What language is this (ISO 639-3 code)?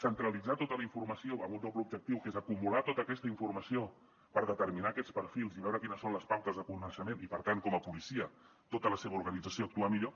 cat